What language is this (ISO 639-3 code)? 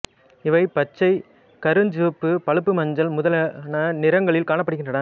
tam